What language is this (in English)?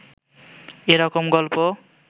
Bangla